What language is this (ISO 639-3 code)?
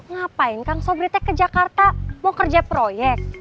ind